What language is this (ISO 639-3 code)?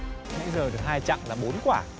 vie